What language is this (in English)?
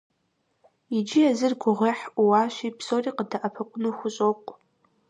Kabardian